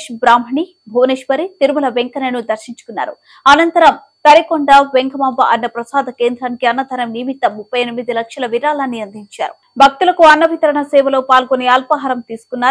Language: Telugu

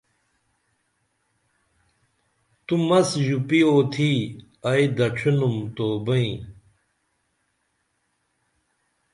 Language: Dameli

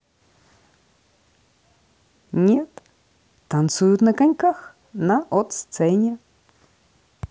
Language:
Russian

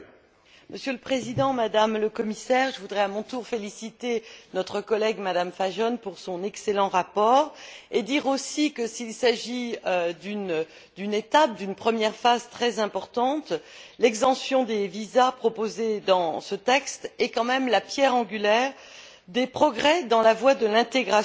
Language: French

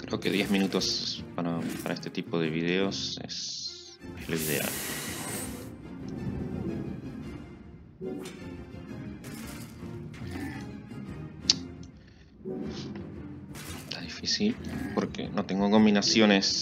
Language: Spanish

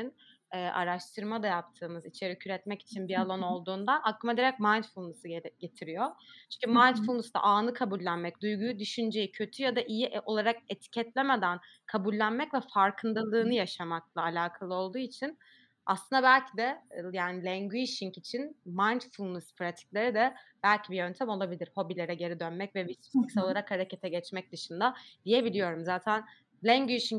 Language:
Turkish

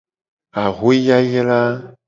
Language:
Gen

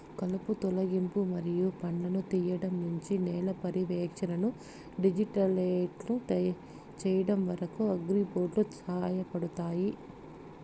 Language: Telugu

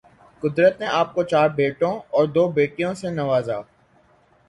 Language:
Urdu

